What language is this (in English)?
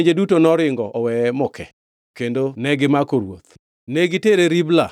Luo (Kenya and Tanzania)